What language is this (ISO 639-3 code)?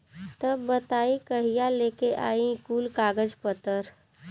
bho